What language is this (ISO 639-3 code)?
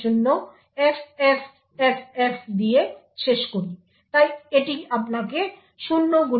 ben